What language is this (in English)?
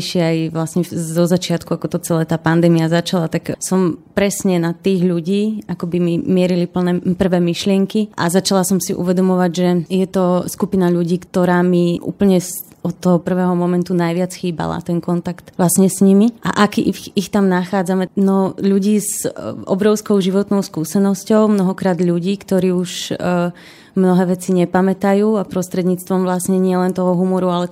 Slovak